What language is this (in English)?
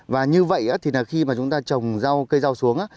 Vietnamese